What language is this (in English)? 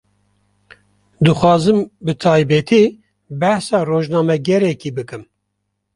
Kurdish